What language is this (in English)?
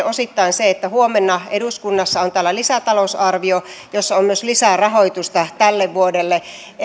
Finnish